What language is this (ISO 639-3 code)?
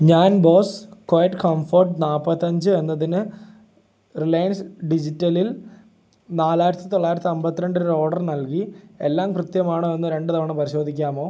mal